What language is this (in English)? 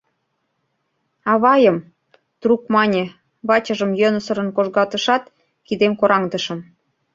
Mari